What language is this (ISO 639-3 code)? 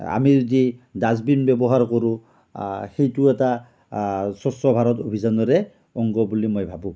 asm